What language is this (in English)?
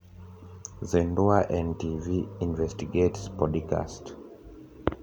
Luo (Kenya and Tanzania)